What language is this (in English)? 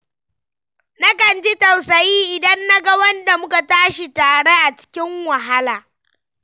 Hausa